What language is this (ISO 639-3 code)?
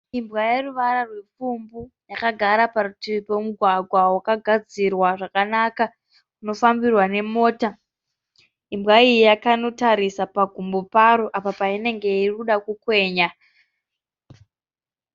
sna